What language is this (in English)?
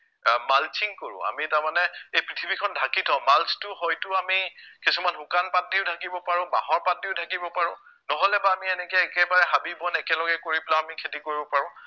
Assamese